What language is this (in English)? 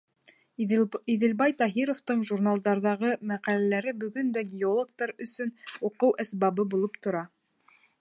Bashkir